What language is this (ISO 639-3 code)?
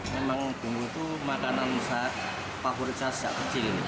ind